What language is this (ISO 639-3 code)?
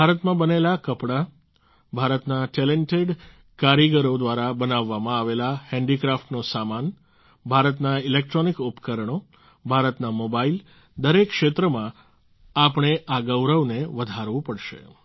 guj